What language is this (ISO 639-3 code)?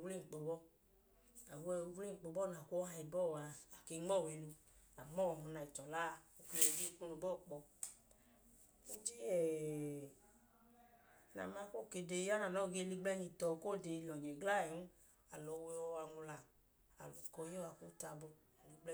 idu